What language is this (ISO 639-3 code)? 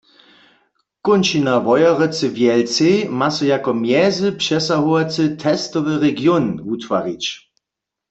hsb